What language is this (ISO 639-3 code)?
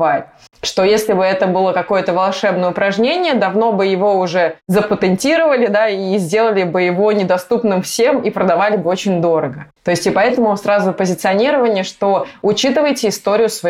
rus